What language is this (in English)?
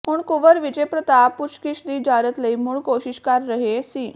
Punjabi